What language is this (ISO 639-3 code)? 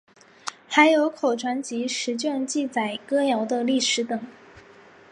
zho